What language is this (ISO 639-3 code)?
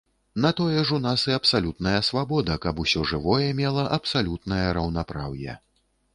bel